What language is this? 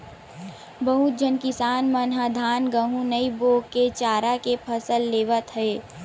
Chhattisgarhi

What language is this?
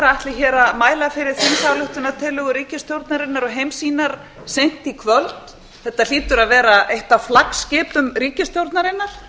Icelandic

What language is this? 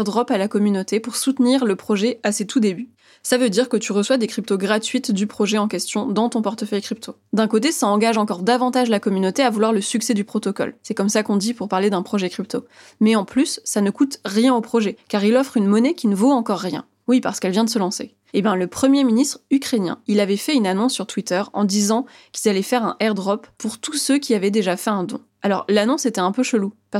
French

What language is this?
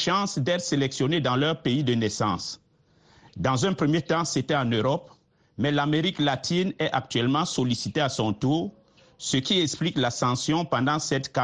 French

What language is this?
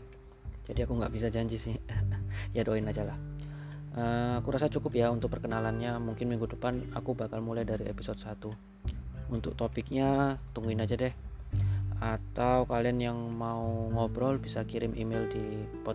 Indonesian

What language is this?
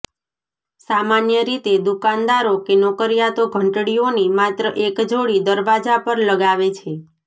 Gujarati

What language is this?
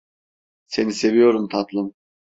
Turkish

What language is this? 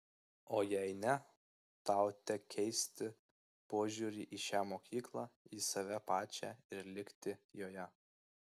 Lithuanian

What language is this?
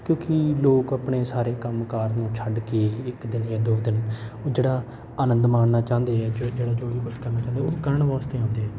Punjabi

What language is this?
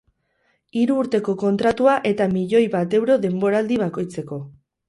Basque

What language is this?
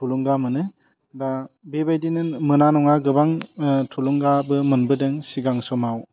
Bodo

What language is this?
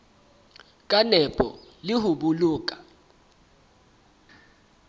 Southern Sotho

